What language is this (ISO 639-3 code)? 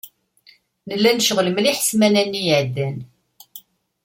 kab